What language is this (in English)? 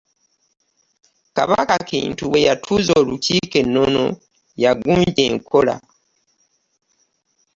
Ganda